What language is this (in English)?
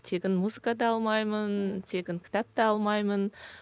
Kazakh